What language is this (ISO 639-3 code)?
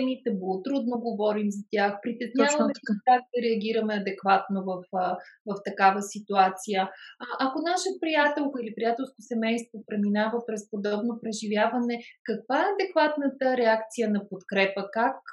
bul